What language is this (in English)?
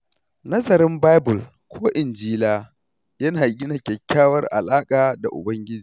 Hausa